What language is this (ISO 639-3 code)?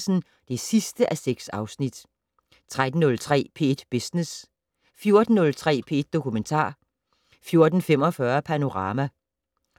dan